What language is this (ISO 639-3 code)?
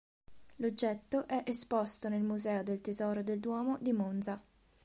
ita